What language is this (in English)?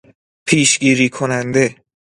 Persian